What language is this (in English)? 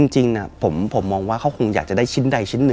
Thai